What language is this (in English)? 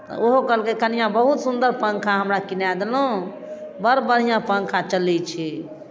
Maithili